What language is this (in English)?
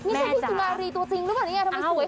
Thai